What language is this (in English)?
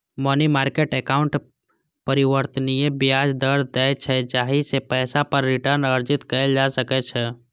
Maithili